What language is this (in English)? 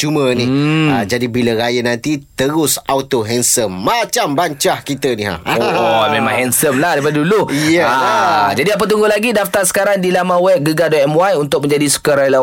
Malay